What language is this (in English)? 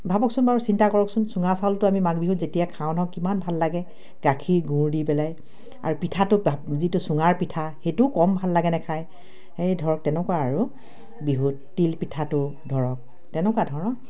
Assamese